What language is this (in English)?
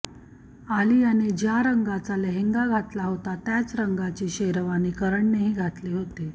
Marathi